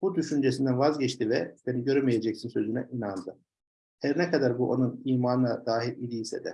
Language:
Turkish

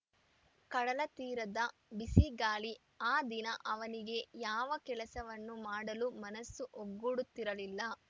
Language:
Kannada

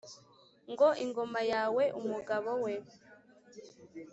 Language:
Kinyarwanda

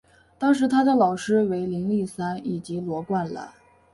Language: Chinese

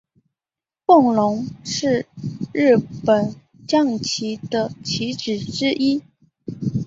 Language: Chinese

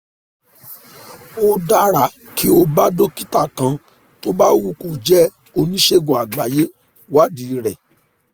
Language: Yoruba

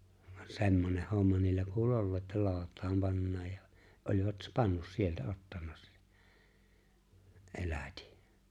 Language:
Finnish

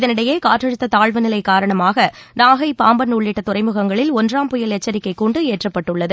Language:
Tamil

